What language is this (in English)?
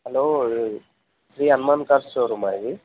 Telugu